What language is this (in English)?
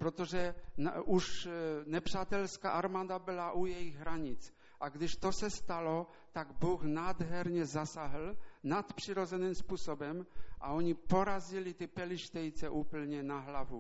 Czech